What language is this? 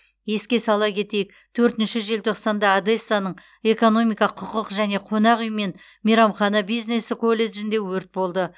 Kazakh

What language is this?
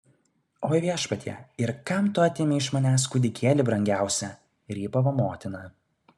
Lithuanian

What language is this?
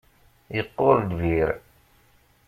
Kabyle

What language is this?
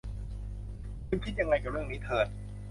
Thai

